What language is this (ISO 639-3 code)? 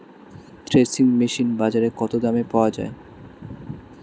ben